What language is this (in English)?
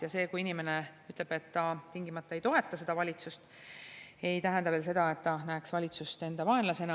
Estonian